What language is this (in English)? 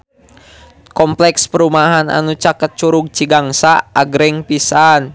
Sundanese